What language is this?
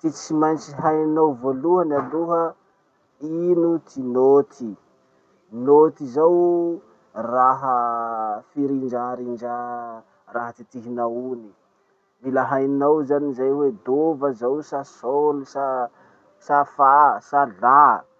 Masikoro Malagasy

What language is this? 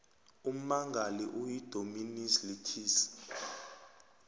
South Ndebele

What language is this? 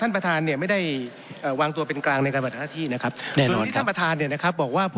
Thai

